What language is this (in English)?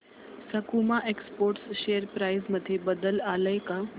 Marathi